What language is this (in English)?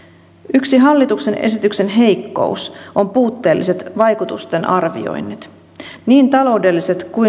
Finnish